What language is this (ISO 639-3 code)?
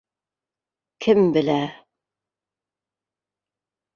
bak